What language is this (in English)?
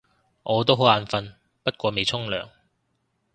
Cantonese